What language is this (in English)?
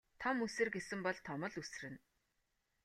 Mongolian